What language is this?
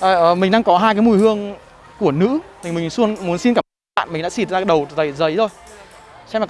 Vietnamese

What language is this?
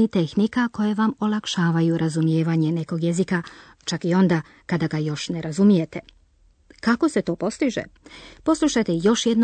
Croatian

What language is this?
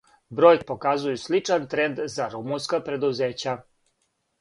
Serbian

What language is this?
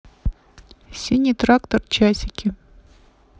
Russian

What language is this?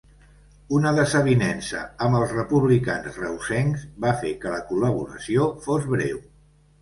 Catalan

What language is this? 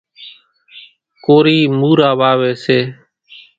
Kachi Koli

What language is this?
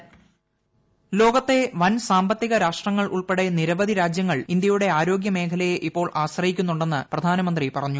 Malayalam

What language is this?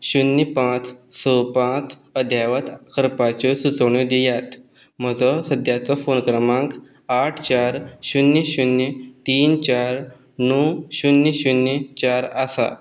Konkani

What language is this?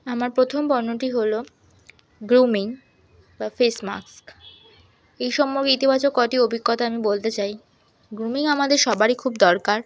Bangla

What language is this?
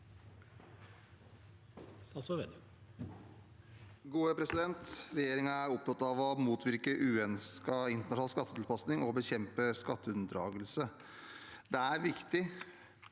Norwegian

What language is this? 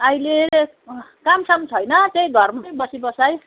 Nepali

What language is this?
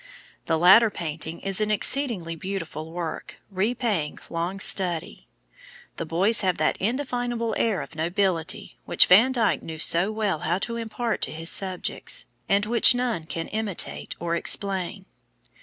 English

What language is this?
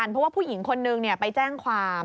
Thai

